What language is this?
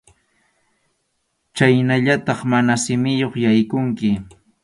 Arequipa-La Unión Quechua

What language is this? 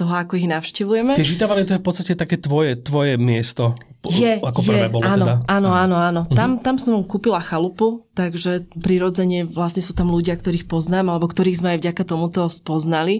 Slovak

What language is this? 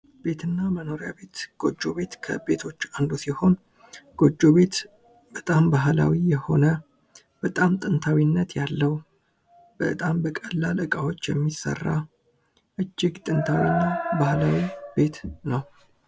Amharic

